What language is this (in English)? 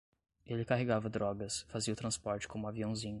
Portuguese